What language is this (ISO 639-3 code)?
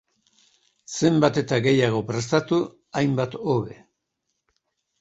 eus